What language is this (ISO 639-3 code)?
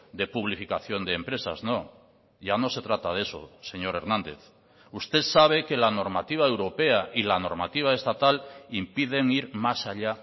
spa